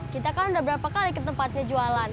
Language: Indonesian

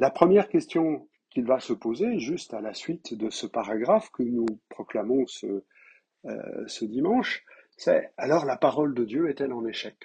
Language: French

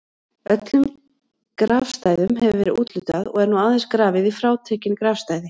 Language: Icelandic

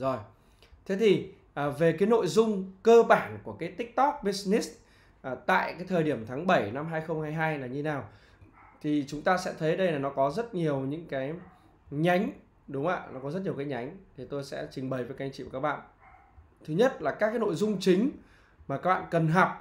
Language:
Vietnamese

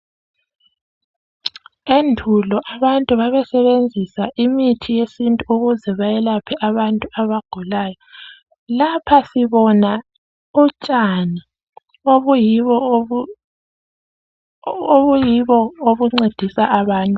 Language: North Ndebele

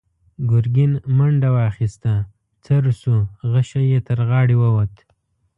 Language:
Pashto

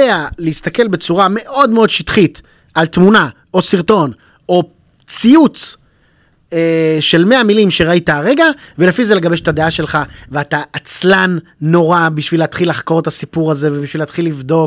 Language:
Hebrew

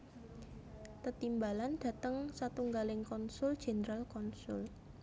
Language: Javanese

